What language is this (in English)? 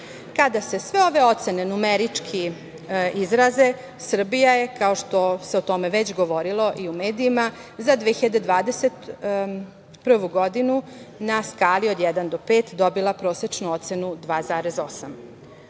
Serbian